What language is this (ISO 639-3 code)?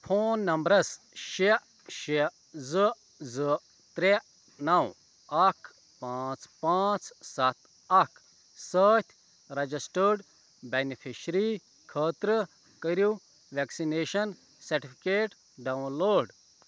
kas